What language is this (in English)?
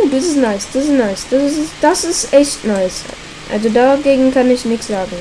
German